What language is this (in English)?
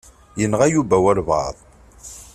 Kabyle